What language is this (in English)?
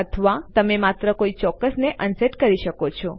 Gujarati